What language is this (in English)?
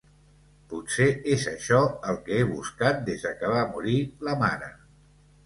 Catalan